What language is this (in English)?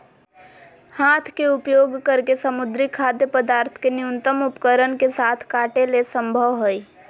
Magahi